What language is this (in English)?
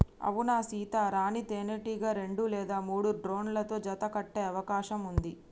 Telugu